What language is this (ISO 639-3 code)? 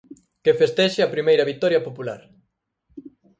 glg